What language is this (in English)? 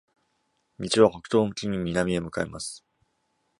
Japanese